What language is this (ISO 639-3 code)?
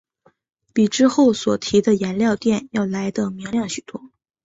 zho